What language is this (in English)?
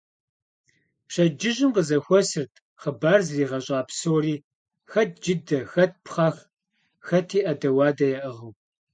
Kabardian